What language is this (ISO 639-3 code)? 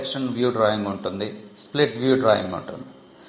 tel